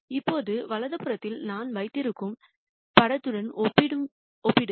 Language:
Tamil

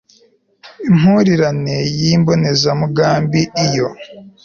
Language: Kinyarwanda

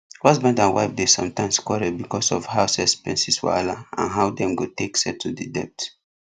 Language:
Nigerian Pidgin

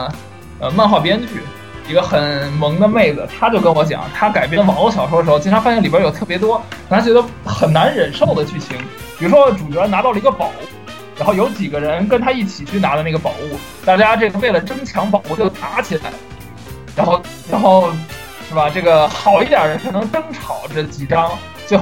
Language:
Chinese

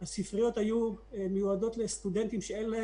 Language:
Hebrew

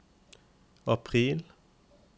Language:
Norwegian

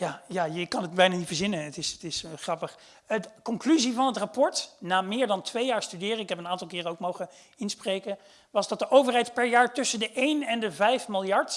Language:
Dutch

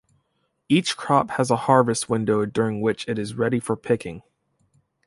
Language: English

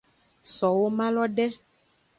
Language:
Aja (Benin)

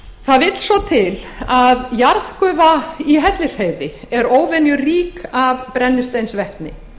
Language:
Icelandic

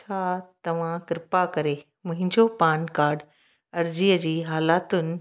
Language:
Sindhi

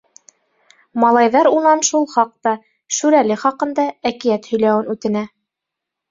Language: Bashkir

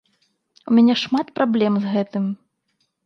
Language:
Belarusian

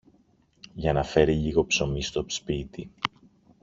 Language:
Greek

